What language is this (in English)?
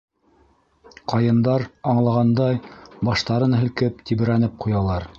Bashkir